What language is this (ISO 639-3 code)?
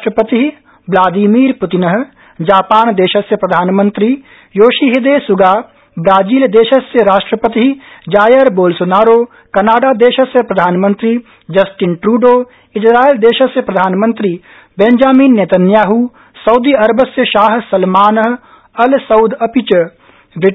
san